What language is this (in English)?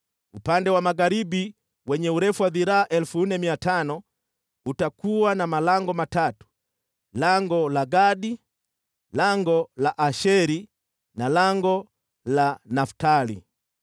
Swahili